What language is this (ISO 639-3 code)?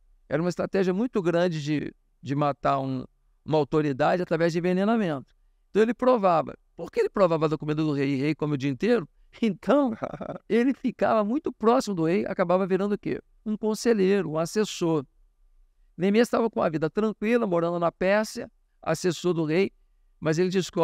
por